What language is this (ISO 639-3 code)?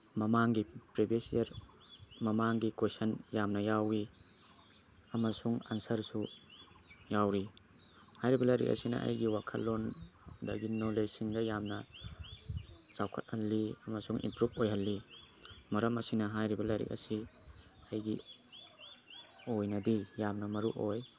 mni